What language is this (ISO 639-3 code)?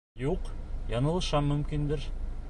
bak